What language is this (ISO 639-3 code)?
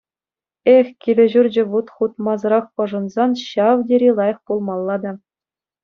chv